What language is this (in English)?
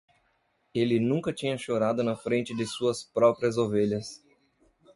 Portuguese